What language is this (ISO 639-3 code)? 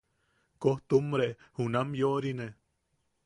yaq